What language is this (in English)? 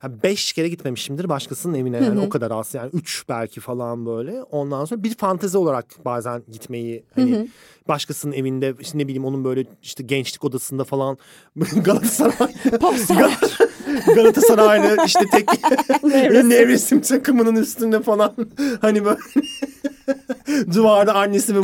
Turkish